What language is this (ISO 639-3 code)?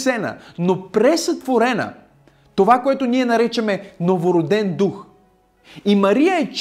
bul